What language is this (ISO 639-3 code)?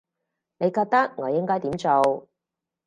yue